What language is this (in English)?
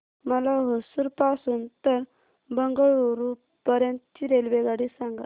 Marathi